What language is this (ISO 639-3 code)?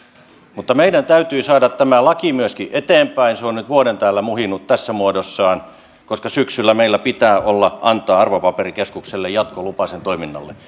fin